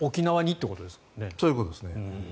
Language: Japanese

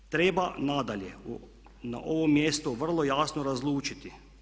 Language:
Croatian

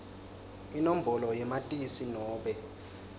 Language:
Swati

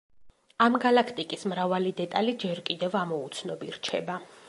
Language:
Georgian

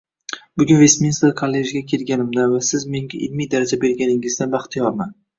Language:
Uzbek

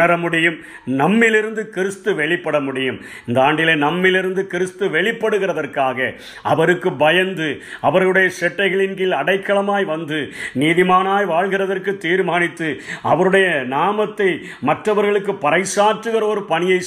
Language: Tamil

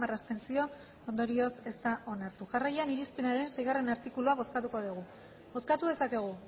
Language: Basque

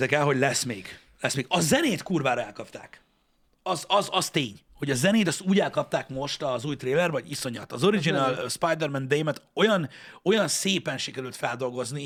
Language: Hungarian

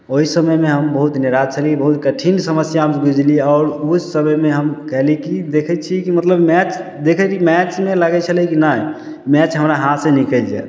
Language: Maithili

